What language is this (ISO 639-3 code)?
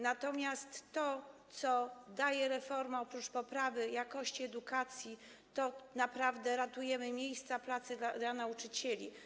pol